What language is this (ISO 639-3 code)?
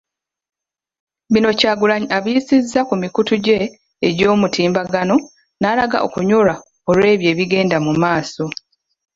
lug